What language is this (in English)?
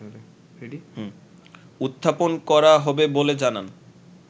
Bangla